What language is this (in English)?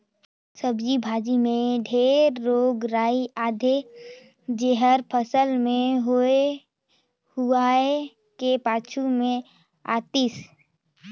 Chhattisgarhi